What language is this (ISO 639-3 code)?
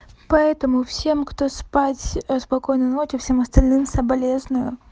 rus